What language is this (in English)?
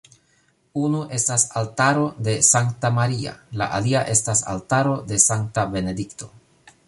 Esperanto